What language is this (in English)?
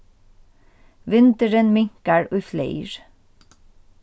Faroese